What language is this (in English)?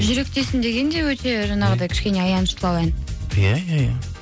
Kazakh